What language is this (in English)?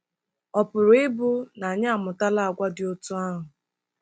Igbo